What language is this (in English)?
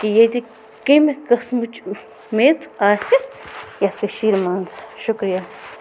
Kashmiri